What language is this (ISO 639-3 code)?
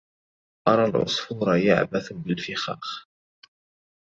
ara